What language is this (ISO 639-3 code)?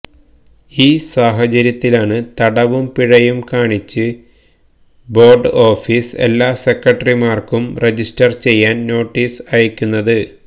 mal